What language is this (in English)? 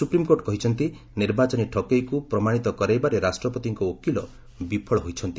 Odia